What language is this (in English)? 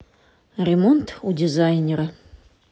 Russian